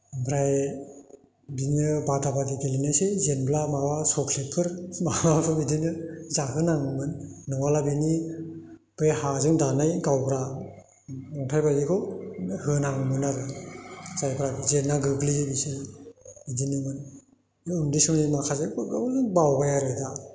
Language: Bodo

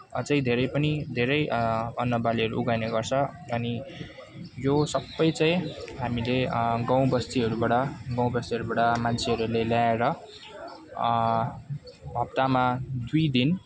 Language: Nepali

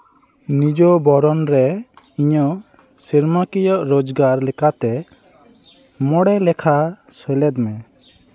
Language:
Santali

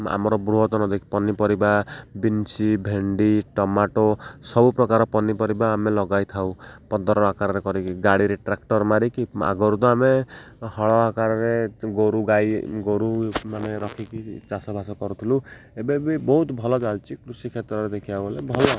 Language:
Odia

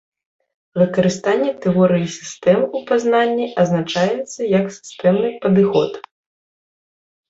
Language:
Belarusian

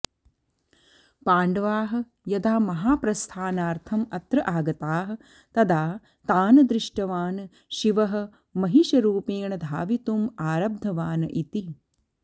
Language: Sanskrit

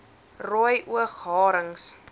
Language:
Afrikaans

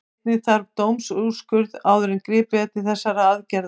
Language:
Icelandic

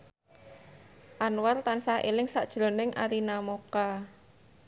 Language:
Javanese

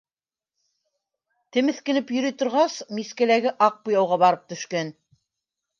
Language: Bashkir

